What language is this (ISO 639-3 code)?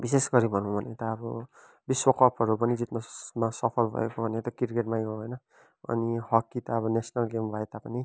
nep